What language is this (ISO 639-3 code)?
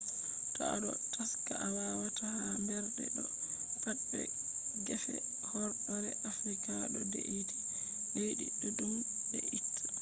ful